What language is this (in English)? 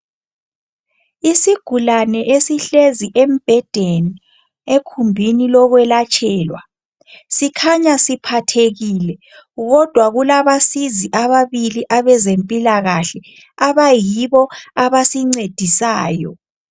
North Ndebele